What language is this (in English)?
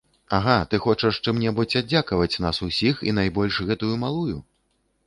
Belarusian